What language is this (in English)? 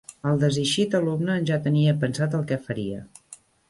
Catalan